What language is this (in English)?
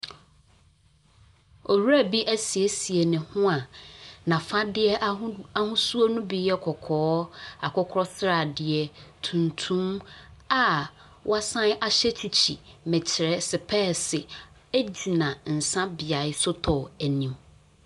Akan